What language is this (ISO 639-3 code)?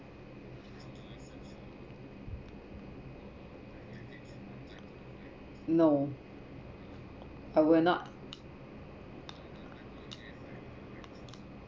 eng